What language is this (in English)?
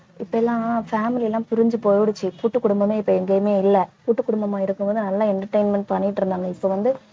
Tamil